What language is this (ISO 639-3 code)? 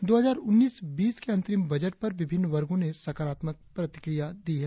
hin